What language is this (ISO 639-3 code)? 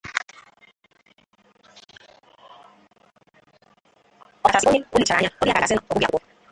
ibo